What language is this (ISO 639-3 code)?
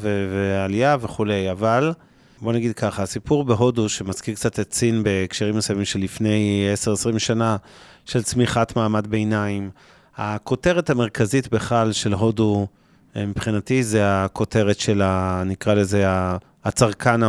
heb